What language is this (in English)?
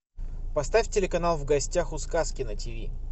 Russian